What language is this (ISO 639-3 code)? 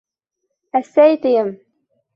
bak